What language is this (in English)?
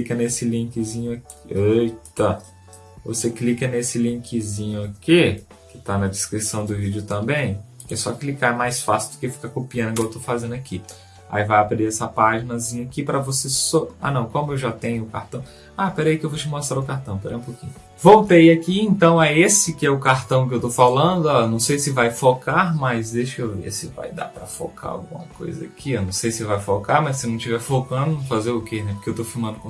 Portuguese